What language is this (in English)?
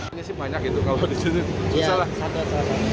Indonesian